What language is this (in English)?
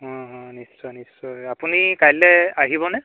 Assamese